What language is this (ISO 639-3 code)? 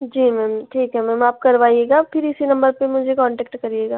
hin